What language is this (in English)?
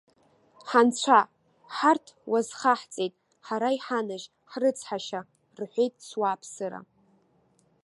Abkhazian